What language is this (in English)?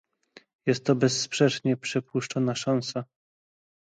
Polish